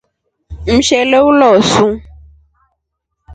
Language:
Rombo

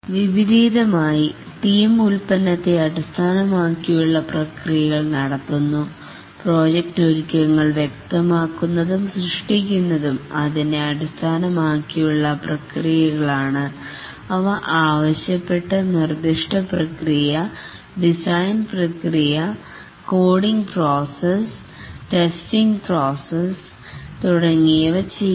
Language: Malayalam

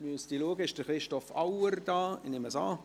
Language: Swiss German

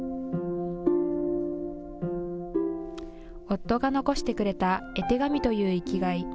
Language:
Japanese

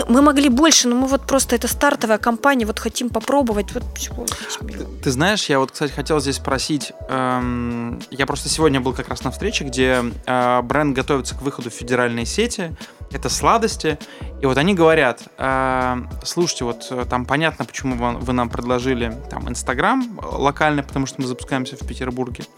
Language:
Russian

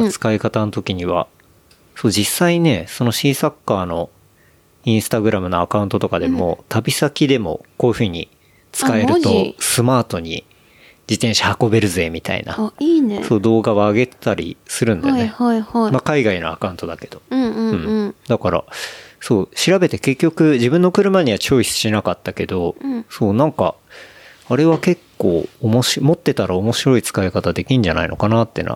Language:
Japanese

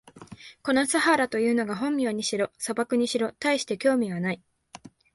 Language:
Japanese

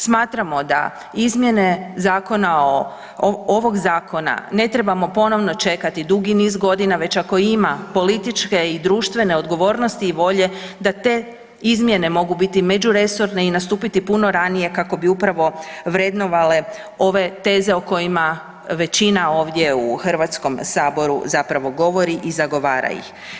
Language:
Croatian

